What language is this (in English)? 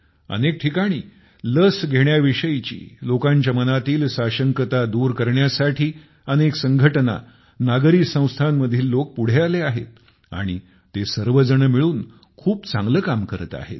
Marathi